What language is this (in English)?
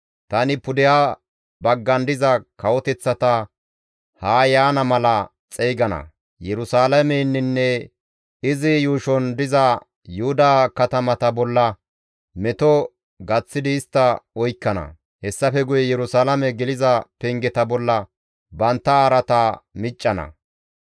Gamo